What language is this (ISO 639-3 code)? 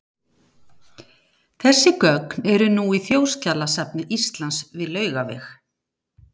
isl